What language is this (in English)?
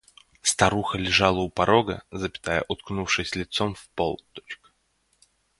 Russian